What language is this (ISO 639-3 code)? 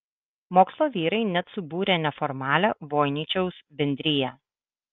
lit